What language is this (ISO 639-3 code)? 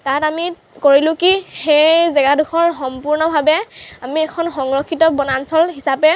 asm